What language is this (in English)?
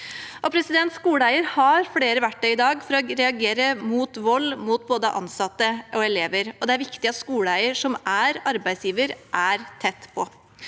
Norwegian